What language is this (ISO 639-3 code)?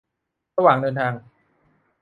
tha